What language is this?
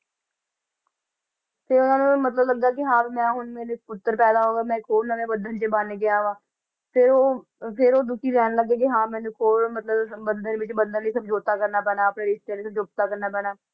Punjabi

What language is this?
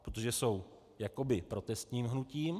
Czech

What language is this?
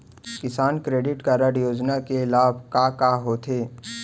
Chhattisgarhi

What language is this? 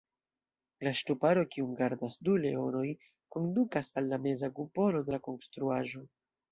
Esperanto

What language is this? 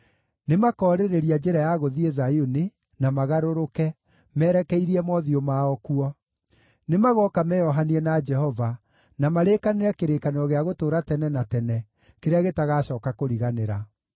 Kikuyu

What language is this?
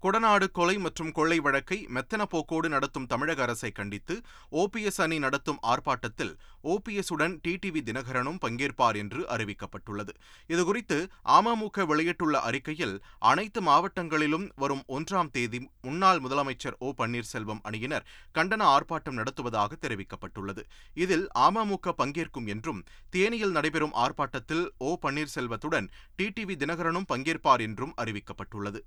Tamil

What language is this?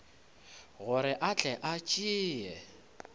Northern Sotho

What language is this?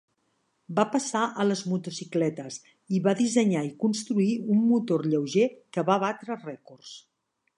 Catalan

